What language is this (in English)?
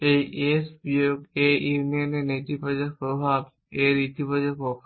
Bangla